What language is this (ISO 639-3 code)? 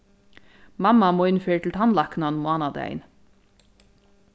fao